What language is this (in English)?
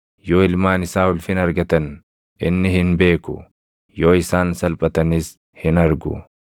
Oromo